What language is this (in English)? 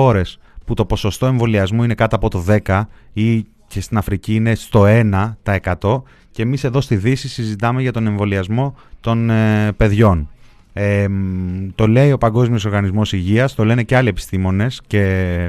Greek